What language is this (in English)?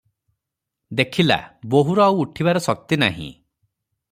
Odia